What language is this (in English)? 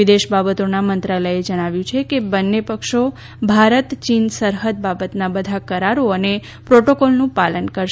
Gujarati